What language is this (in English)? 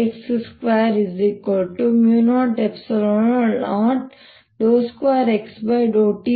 Kannada